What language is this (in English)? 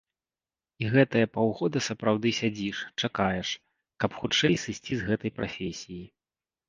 Belarusian